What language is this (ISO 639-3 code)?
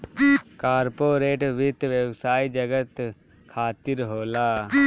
bho